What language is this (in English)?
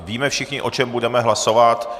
Czech